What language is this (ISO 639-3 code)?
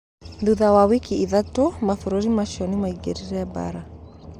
kik